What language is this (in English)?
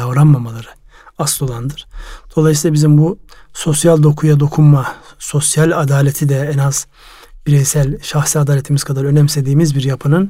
Turkish